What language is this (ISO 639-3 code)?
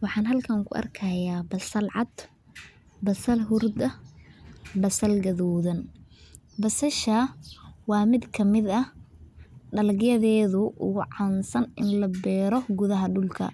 som